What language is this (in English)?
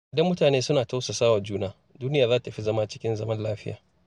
Hausa